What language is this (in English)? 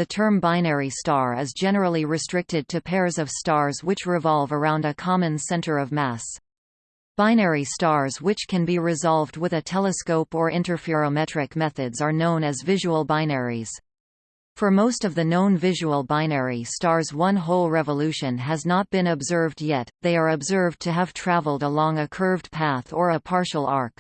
English